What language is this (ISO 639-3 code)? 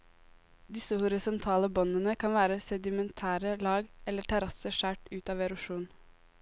nor